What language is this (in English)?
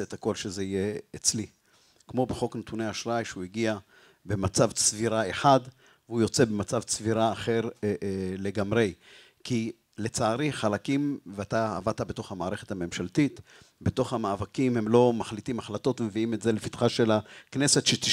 Hebrew